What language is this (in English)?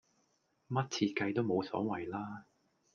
Cantonese